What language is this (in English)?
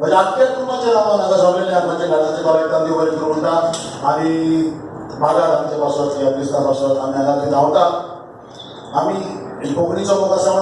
Indonesian